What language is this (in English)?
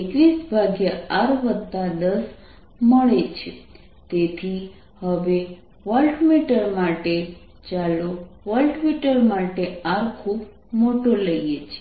Gujarati